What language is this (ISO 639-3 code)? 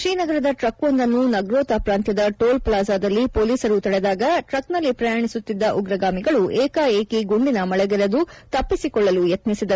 kan